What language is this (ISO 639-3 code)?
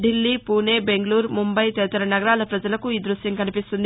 tel